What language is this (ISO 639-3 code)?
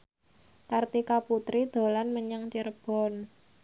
jav